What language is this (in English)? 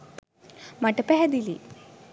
Sinhala